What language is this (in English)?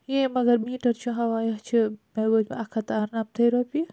Kashmiri